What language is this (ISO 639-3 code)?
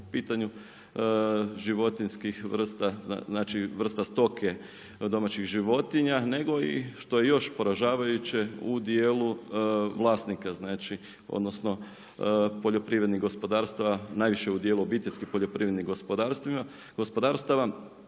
hrv